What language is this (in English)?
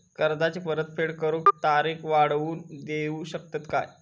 Marathi